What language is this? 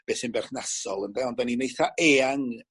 Welsh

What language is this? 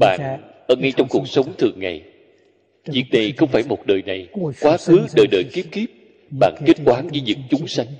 Vietnamese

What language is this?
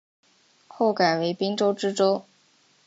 Chinese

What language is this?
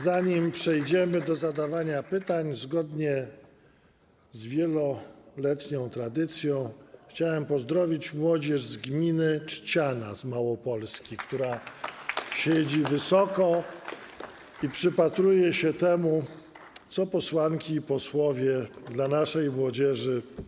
Polish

